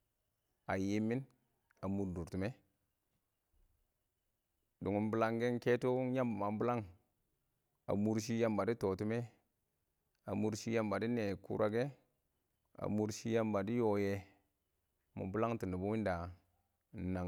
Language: Awak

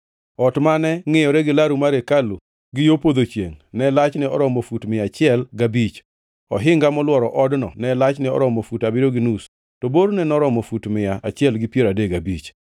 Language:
Luo (Kenya and Tanzania)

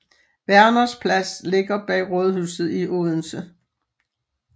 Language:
Danish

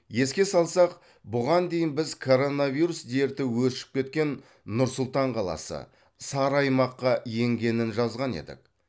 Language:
Kazakh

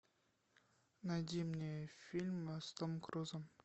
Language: Russian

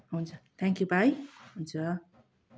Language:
Nepali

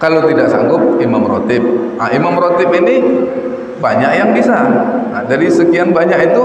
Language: Indonesian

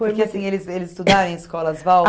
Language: Portuguese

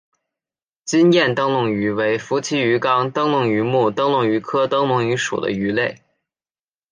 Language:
Chinese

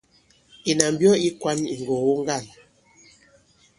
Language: Bankon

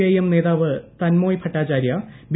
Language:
Malayalam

